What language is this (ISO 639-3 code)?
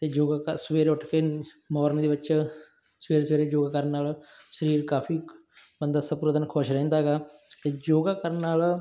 pan